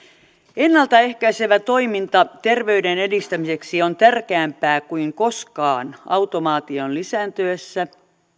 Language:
Finnish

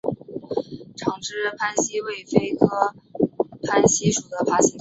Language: Chinese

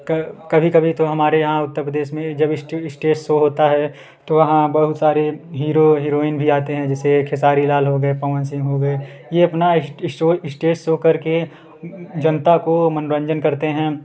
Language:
Hindi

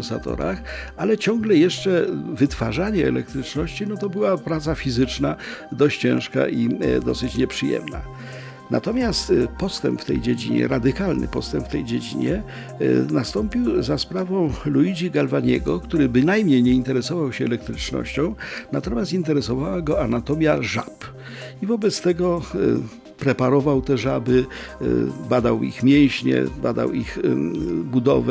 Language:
Polish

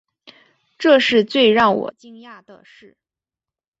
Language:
Chinese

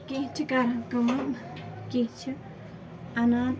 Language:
Kashmiri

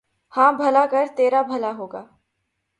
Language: Urdu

